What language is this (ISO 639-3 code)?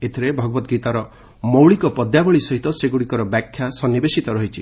ori